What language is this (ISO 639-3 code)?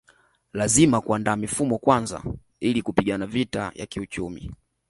swa